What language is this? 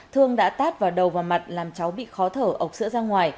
Vietnamese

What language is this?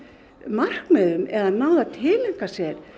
Icelandic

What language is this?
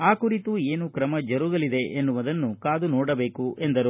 Kannada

